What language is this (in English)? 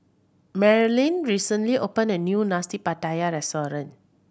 English